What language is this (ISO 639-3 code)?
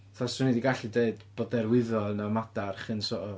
cym